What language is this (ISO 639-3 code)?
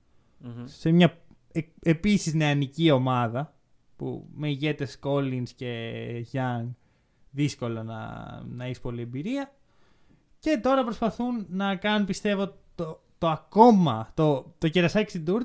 ell